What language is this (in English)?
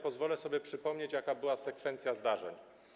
Polish